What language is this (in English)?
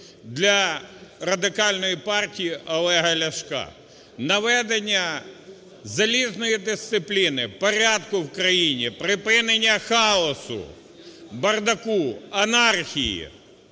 Ukrainian